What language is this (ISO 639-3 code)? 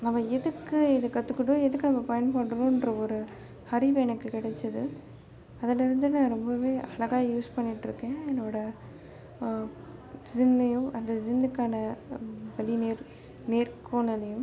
tam